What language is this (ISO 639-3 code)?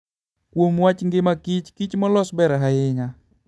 luo